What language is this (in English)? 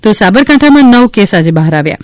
Gujarati